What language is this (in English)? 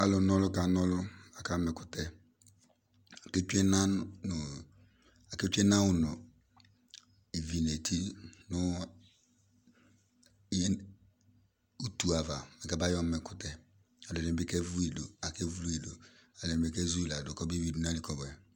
Ikposo